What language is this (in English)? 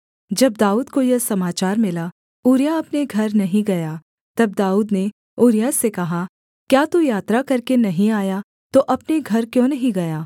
Hindi